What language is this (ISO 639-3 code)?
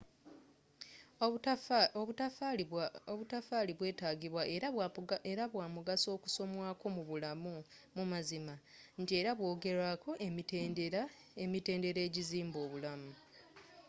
lug